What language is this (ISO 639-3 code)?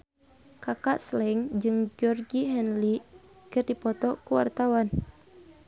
sun